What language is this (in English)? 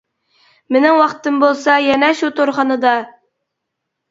Uyghur